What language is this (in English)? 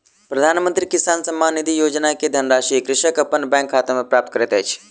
Maithili